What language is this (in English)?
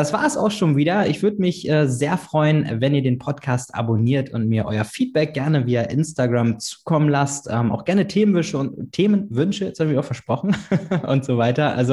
German